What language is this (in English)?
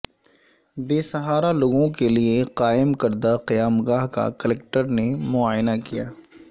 Urdu